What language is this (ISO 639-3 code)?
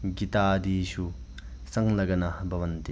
san